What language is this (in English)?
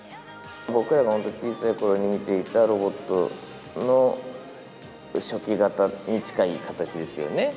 Japanese